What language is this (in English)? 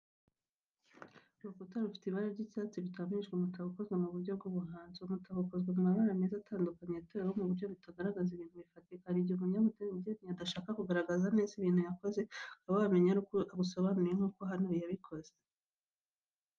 Kinyarwanda